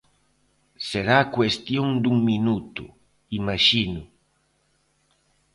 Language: Galician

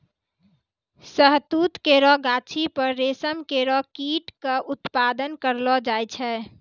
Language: Maithili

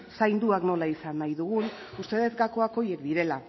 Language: Basque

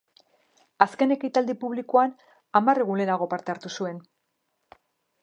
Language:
Basque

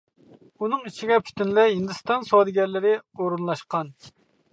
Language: Uyghur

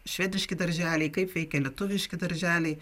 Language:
Lithuanian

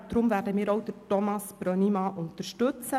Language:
Swiss German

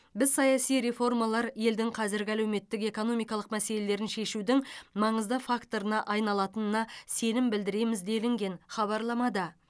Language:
Kazakh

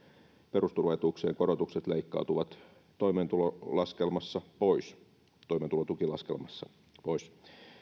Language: Finnish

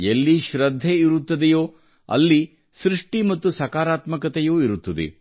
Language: Kannada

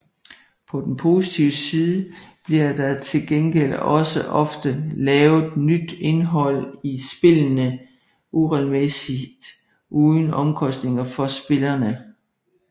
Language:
Danish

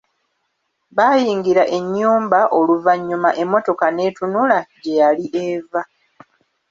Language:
Ganda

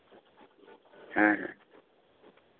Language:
Santali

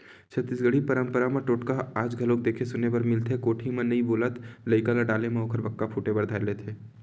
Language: Chhattisgarhi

